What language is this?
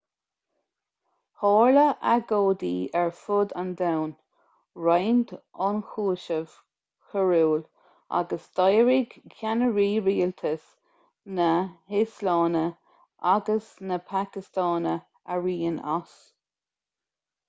Irish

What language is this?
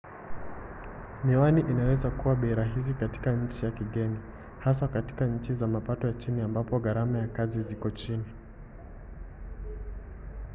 Swahili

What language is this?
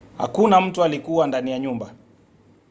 Swahili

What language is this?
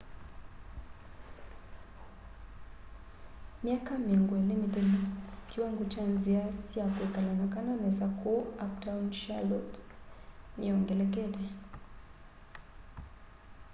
Kamba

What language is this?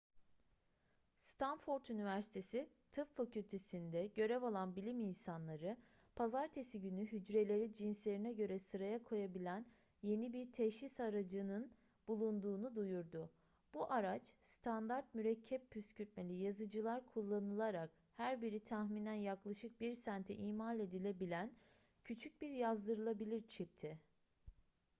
Turkish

